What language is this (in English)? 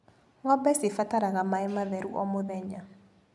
Kikuyu